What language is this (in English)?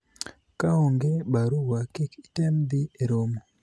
Luo (Kenya and Tanzania)